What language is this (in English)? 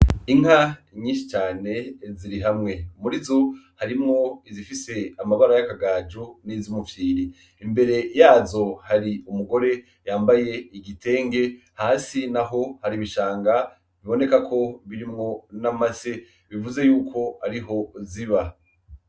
Rundi